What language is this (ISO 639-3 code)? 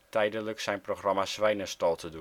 nld